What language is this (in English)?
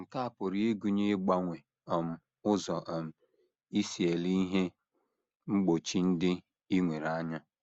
Igbo